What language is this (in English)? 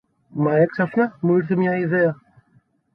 Greek